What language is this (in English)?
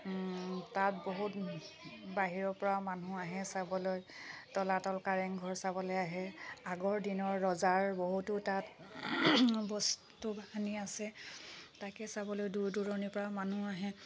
Assamese